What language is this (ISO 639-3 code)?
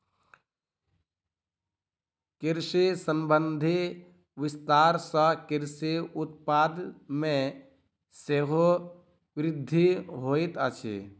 mai